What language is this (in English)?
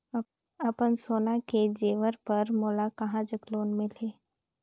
Chhattisgarhi